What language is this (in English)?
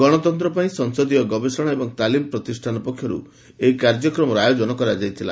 Odia